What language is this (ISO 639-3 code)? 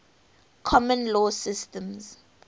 eng